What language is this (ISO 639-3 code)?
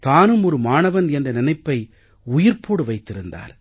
tam